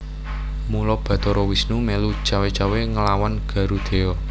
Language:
Javanese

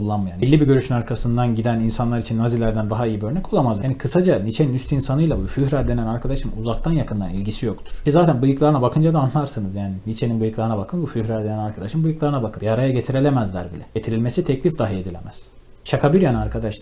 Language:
Turkish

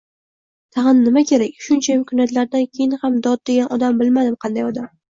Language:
Uzbek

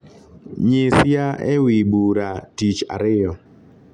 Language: Luo (Kenya and Tanzania)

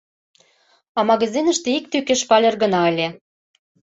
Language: Mari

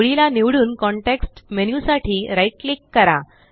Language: Marathi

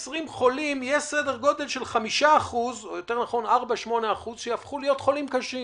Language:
Hebrew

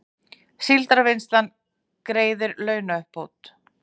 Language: Icelandic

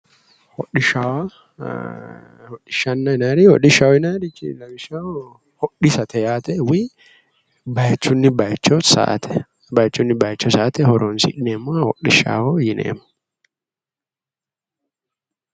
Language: Sidamo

